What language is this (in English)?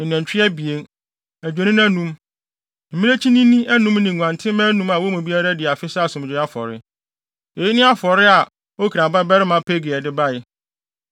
Akan